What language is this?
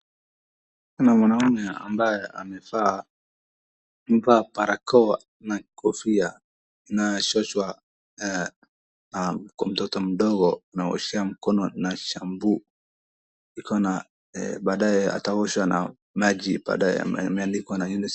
Swahili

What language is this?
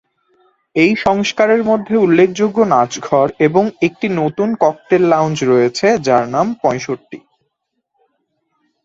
Bangla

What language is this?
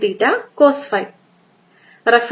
Malayalam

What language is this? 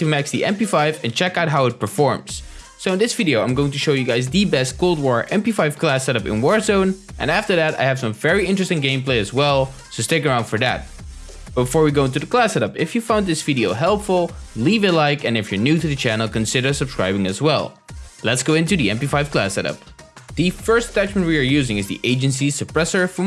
English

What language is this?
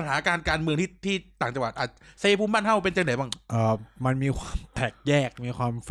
Thai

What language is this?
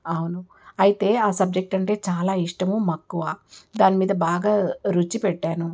Telugu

